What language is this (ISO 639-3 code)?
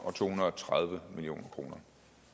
dan